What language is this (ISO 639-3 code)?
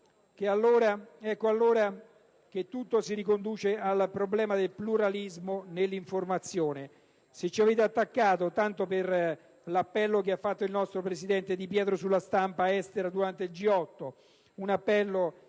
ita